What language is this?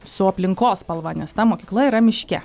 Lithuanian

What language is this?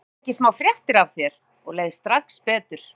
Icelandic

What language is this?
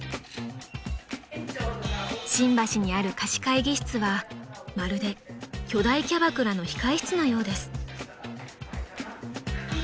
Japanese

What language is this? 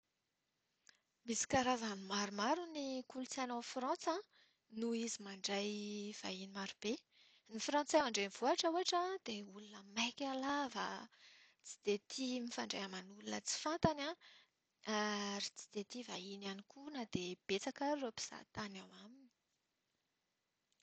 Malagasy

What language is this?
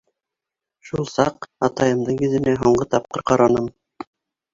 Bashkir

